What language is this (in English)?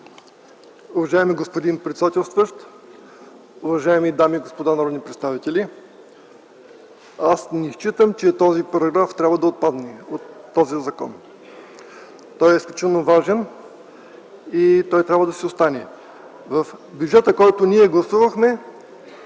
Bulgarian